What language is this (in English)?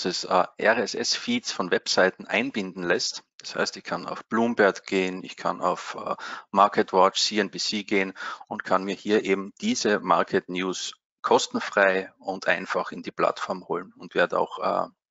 German